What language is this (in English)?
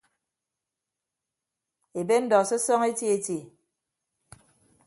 Ibibio